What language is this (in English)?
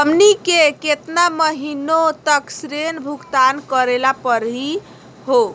Magahi